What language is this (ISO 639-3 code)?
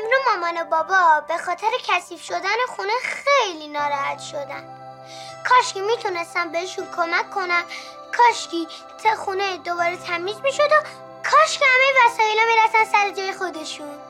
fas